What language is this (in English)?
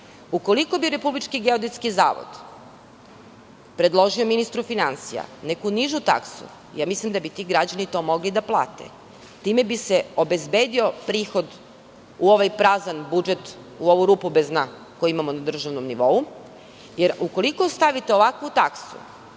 Serbian